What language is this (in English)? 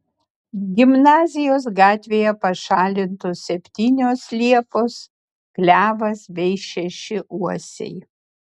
Lithuanian